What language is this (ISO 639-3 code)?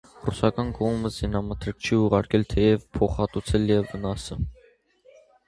hye